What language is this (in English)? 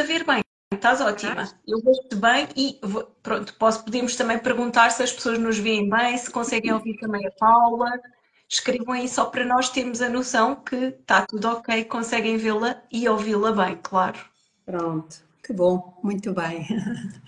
Portuguese